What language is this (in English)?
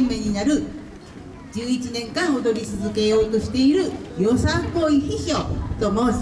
Japanese